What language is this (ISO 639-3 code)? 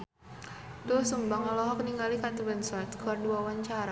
sun